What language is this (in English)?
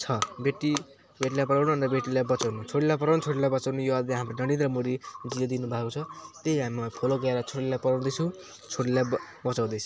Nepali